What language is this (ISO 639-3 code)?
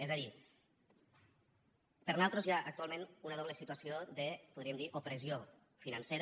cat